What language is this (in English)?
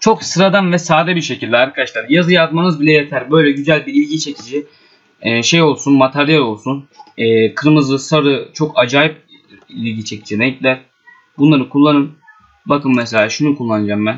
Turkish